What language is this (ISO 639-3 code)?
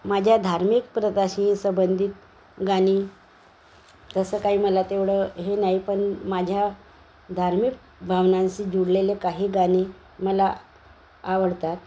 mar